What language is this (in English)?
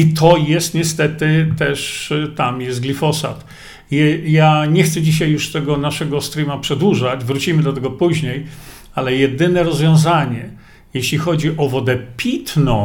Polish